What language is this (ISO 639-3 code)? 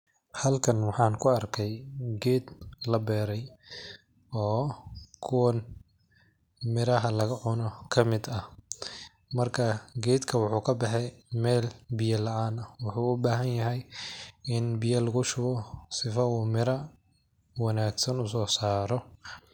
som